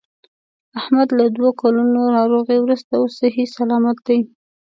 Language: Pashto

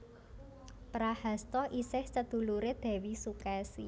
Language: Javanese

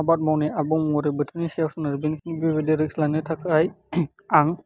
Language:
Bodo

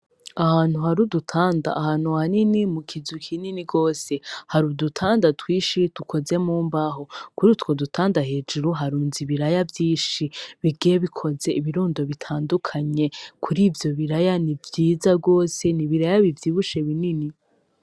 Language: Rundi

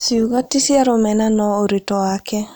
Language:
Kikuyu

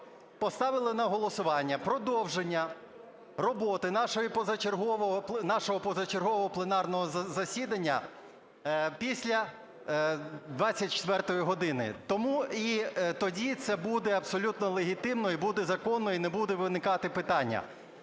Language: Ukrainian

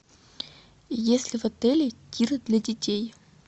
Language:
Russian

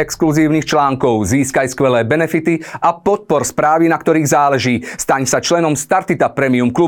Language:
Slovak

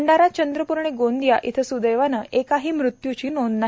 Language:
Marathi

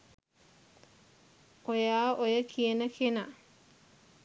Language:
Sinhala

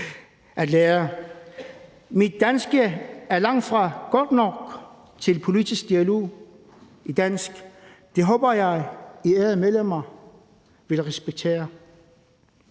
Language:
Danish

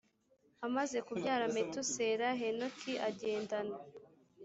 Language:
Kinyarwanda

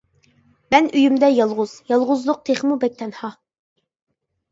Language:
Uyghur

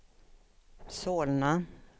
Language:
Swedish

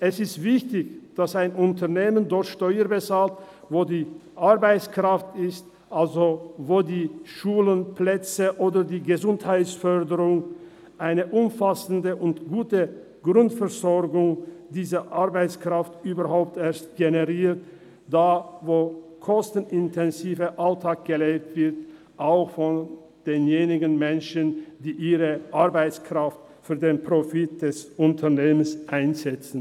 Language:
Swiss German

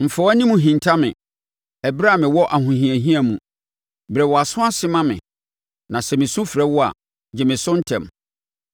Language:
Akan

